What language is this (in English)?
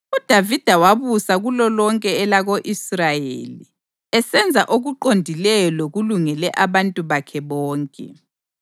North Ndebele